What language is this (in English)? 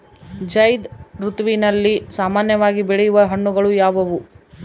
Kannada